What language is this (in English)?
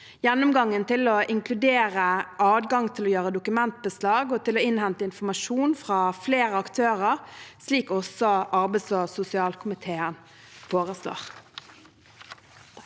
Norwegian